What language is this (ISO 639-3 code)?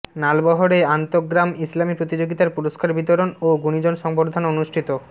ben